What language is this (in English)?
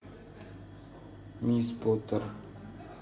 Russian